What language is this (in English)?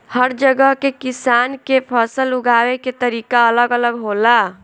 Bhojpuri